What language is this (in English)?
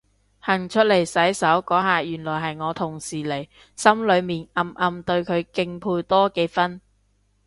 Cantonese